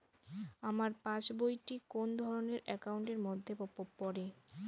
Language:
Bangla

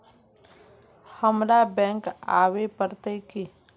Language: Magahi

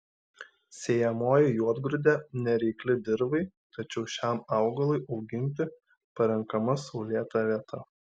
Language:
Lithuanian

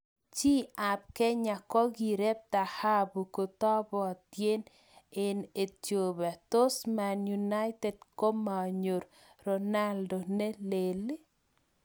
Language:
Kalenjin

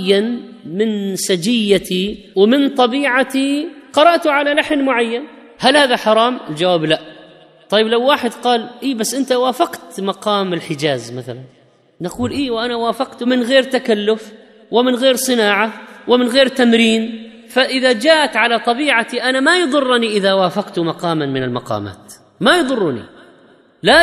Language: Arabic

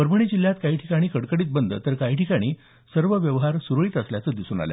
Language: Marathi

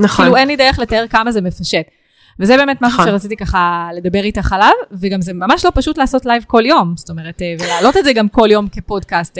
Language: Hebrew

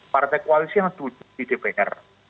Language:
Indonesian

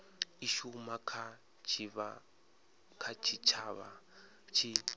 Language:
Venda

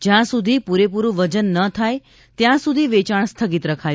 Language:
Gujarati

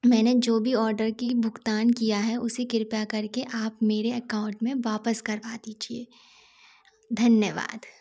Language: Hindi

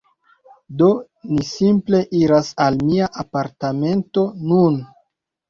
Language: Esperanto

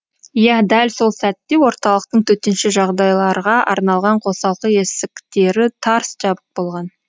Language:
Kazakh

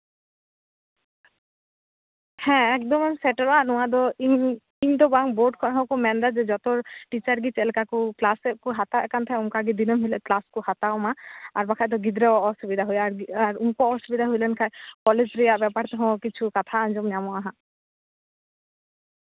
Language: Santali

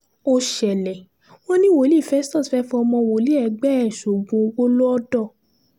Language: Yoruba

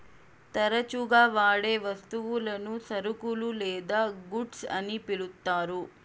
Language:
Telugu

